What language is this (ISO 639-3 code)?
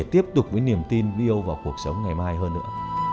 vie